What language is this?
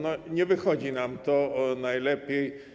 Polish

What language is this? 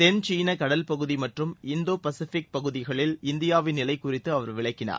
Tamil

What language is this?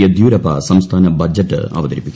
Malayalam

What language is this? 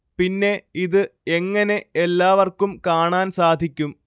Malayalam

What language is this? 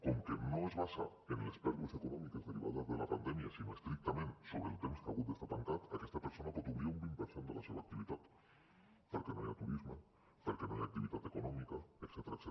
Catalan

